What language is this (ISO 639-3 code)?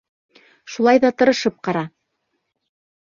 bak